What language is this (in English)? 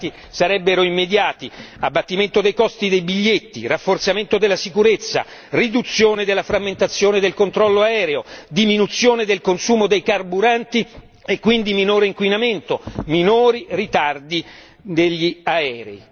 Italian